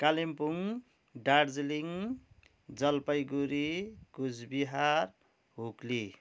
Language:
Nepali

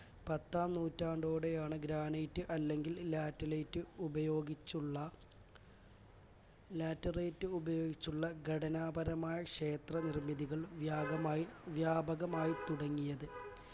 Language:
Malayalam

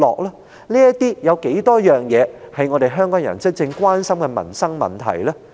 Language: Cantonese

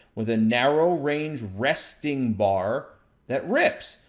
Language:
English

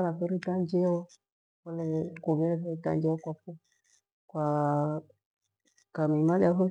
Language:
Gweno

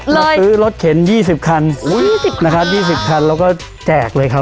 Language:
Thai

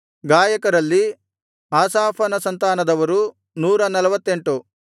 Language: Kannada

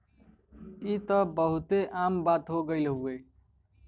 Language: Bhojpuri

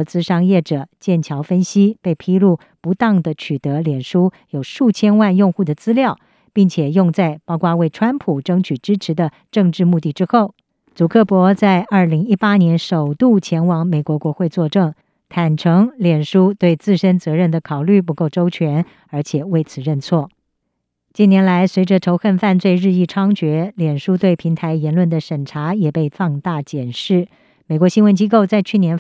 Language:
Chinese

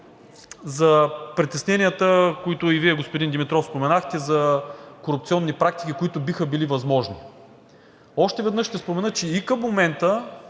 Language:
Bulgarian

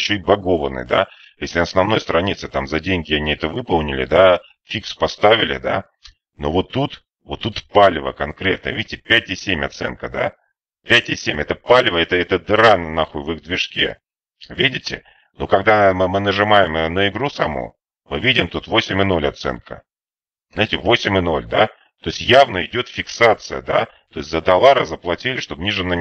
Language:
Russian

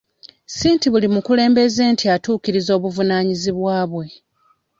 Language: Ganda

